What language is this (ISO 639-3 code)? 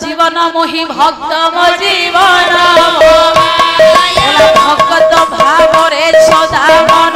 ben